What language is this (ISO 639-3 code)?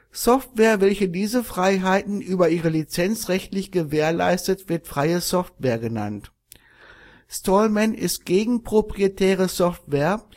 deu